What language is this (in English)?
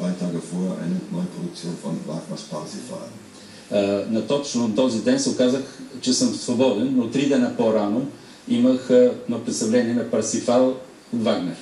Bulgarian